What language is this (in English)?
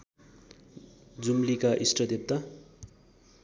Nepali